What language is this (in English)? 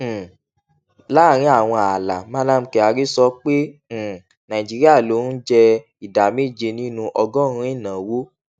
Yoruba